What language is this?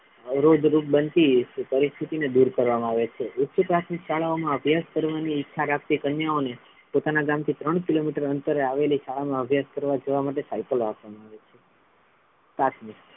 Gujarati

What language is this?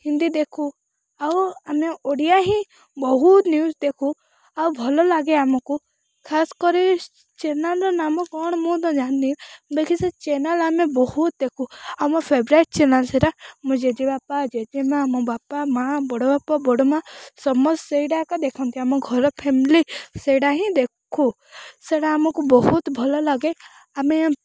Odia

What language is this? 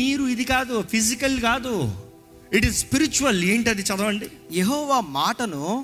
Telugu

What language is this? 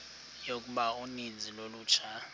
Xhosa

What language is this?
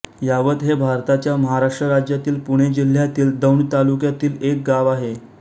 Marathi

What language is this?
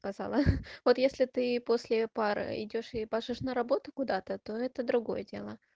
Russian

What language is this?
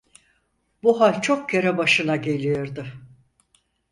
Turkish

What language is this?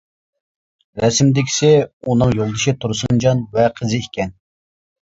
Uyghur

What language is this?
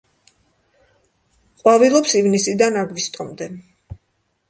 Georgian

